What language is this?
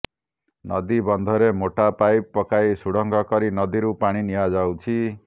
Odia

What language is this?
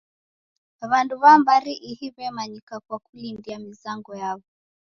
Taita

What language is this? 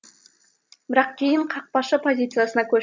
Kazakh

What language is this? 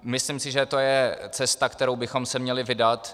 Czech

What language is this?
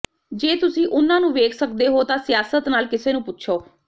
Punjabi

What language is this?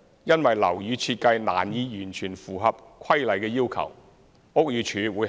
Cantonese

